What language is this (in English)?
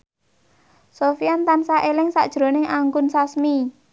Javanese